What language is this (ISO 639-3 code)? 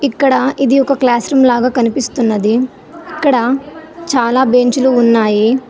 tel